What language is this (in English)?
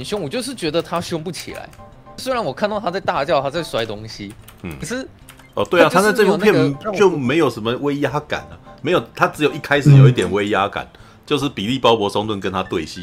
Chinese